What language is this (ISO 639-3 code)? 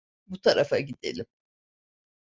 tur